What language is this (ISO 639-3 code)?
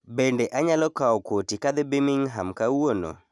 luo